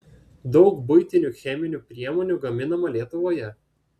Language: Lithuanian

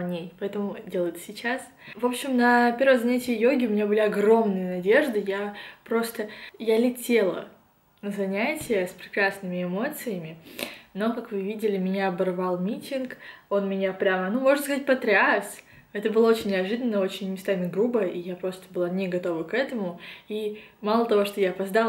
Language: Russian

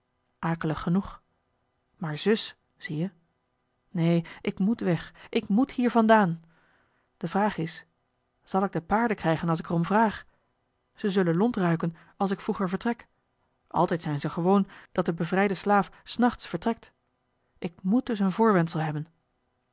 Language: Dutch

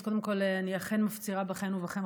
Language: Hebrew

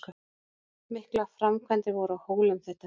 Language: Icelandic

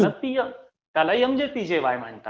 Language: Marathi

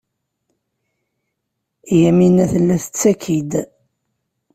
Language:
Kabyle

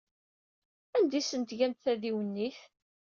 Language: Kabyle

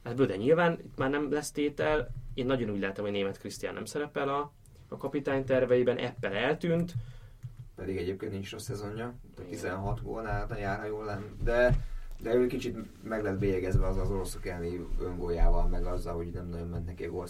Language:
Hungarian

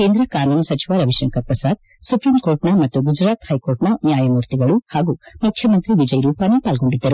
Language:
Kannada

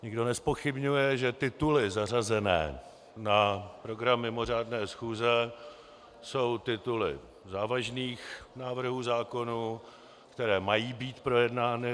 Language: Czech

